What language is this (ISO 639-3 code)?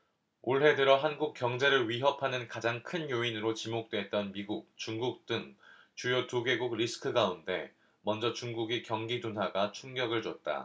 kor